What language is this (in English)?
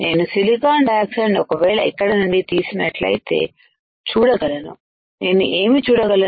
Telugu